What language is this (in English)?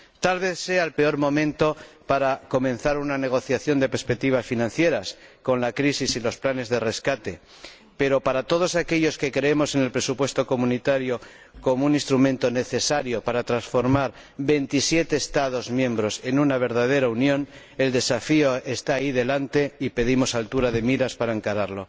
Spanish